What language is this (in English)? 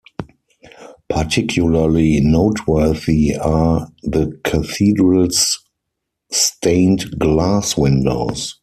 English